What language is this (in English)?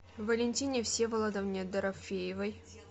Russian